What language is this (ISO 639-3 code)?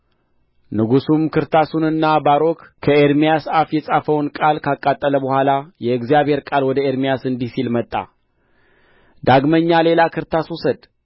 amh